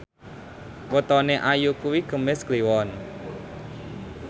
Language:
Javanese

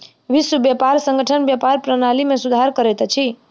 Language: Maithili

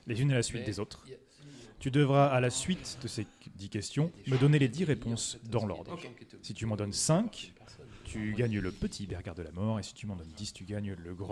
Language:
French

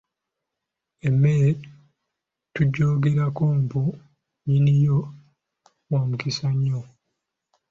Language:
Ganda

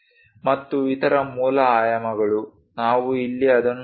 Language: Kannada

